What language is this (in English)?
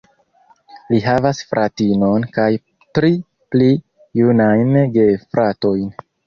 Esperanto